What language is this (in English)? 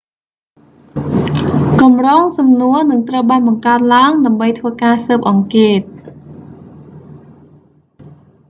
Khmer